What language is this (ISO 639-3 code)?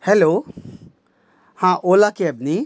kok